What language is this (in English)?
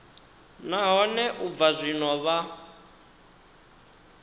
Venda